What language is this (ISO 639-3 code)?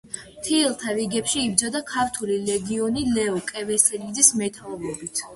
kat